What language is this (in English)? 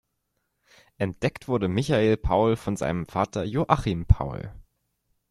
German